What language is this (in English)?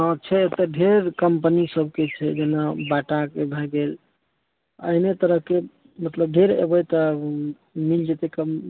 Maithili